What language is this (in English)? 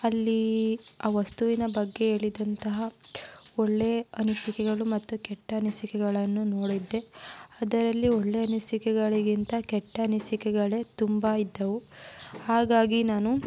Kannada